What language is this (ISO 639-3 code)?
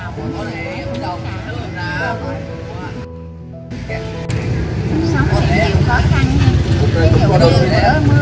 vie